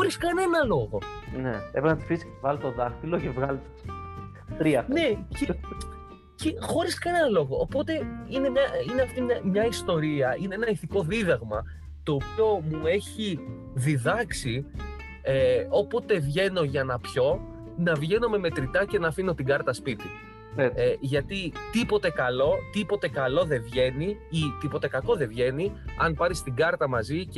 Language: Greek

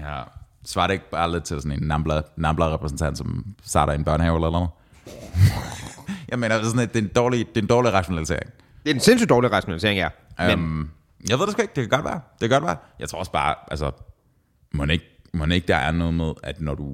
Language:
Danish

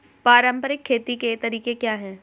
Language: Hindi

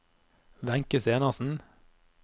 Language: Norwegian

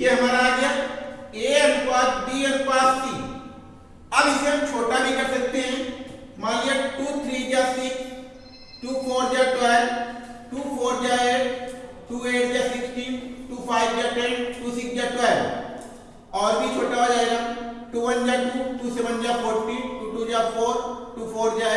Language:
Hindi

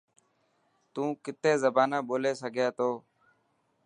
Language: Dhatki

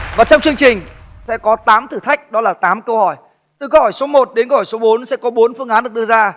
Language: Vietnamese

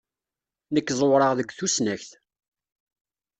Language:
Kabyle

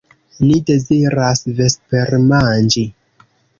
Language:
Esperanto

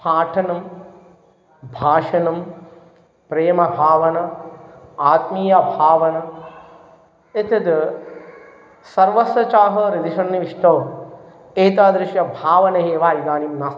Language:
Sanskrit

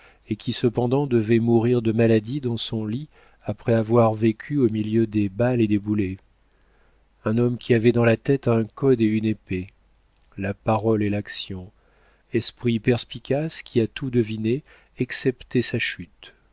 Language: French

